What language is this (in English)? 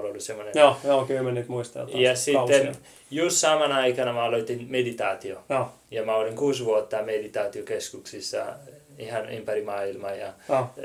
Finnish